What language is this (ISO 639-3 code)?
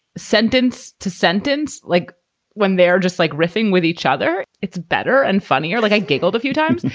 eng